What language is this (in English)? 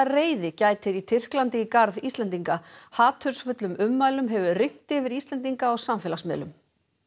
Icelandic